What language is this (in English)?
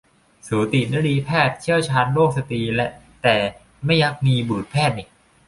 Thai